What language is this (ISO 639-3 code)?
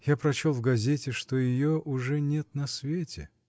rus